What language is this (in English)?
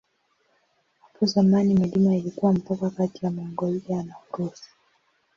Swahili